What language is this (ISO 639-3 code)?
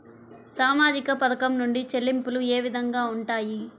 tel